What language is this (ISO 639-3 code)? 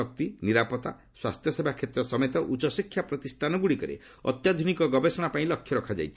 ori